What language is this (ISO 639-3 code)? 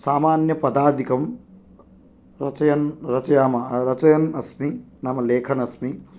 san